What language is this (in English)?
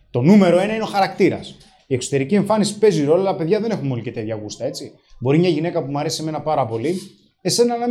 Greek